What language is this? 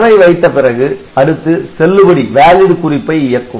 Tamil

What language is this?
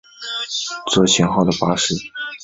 Chinese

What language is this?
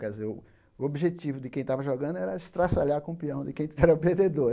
Portuguese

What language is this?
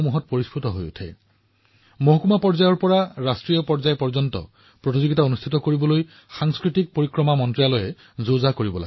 Assamese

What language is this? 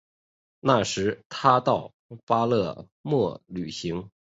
Chinese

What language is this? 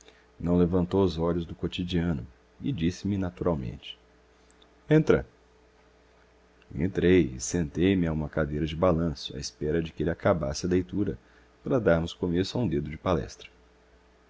Portuguese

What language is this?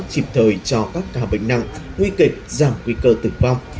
Vietnamese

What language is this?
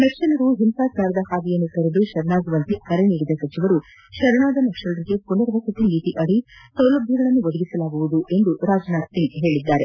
Kannada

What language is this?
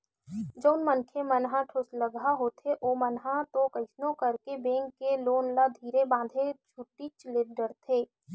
Chhattisgarhi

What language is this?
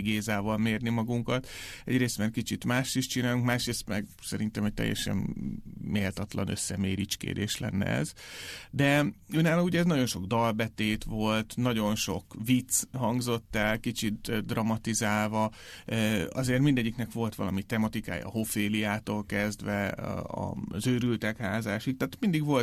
Hungarian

